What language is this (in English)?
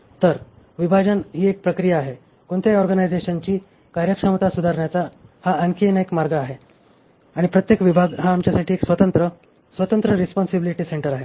Marathi